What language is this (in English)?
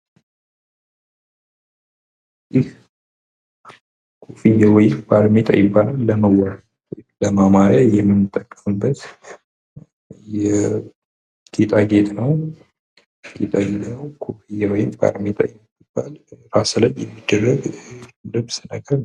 Amharic